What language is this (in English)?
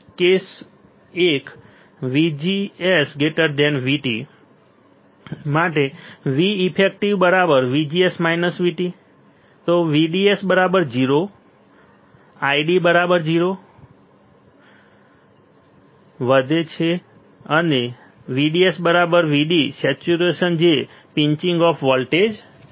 Gujarati